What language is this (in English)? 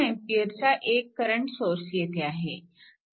Marathi